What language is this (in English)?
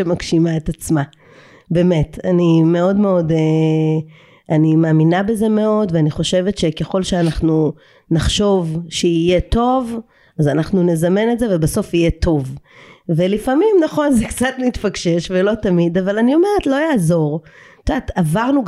Hebrew